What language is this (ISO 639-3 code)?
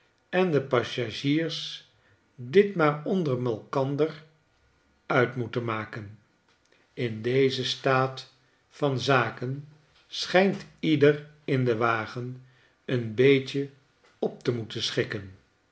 nld